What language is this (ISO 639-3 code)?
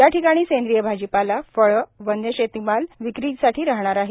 mar